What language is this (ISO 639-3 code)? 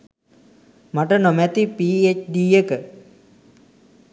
sin